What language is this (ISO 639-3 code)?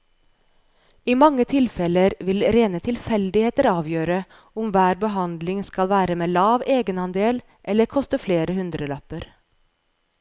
nor